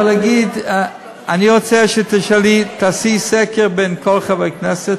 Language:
Hebrew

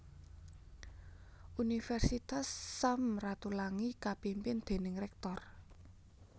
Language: Javanese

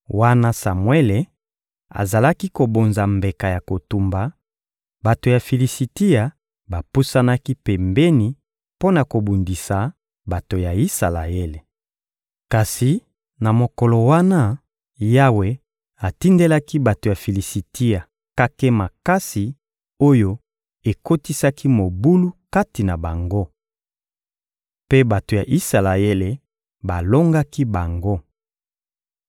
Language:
Lingala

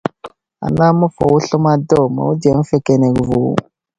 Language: Wuzlam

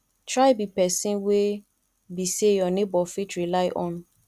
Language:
Nigerian Pidgin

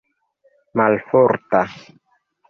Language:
Esperanto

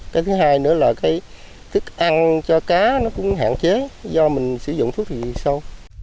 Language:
Vietnamese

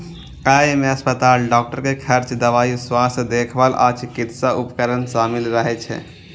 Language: Maithili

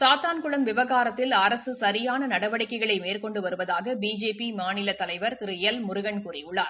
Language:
Tamil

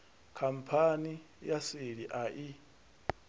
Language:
Venda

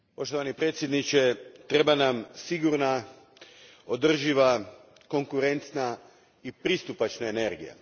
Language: Croatian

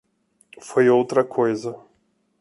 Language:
Portuguese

